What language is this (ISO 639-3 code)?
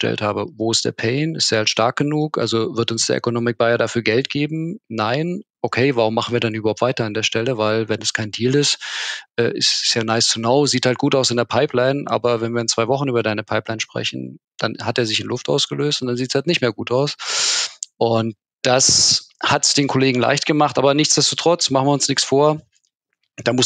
deu